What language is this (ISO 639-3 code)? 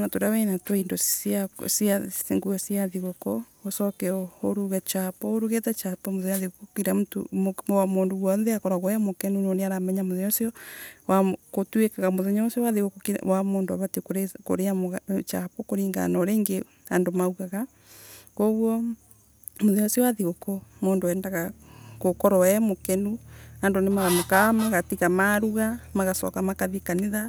ebu